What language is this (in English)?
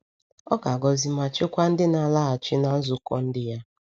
Igbo